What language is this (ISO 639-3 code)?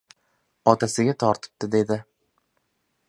uzb